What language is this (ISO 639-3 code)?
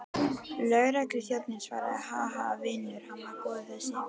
isl